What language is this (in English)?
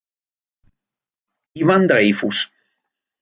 Italian